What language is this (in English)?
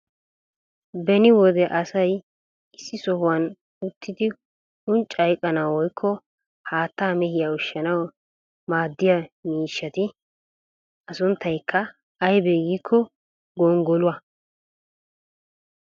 Wolaytta